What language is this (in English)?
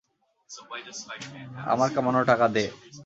Bangla